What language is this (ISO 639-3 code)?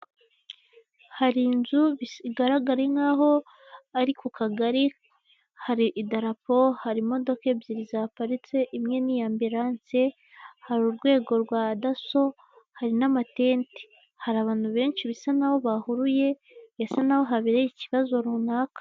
kin